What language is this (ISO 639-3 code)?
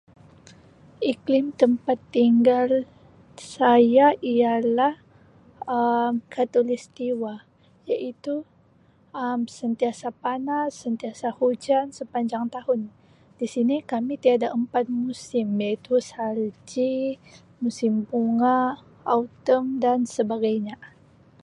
msi